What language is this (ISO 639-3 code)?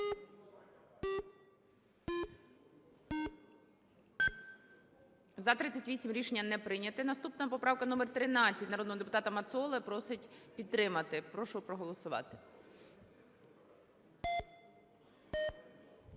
ukr